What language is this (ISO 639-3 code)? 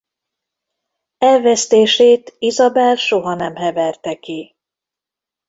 hun